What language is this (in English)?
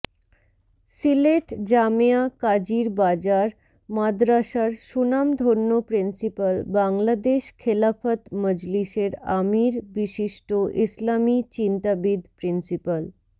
Bangla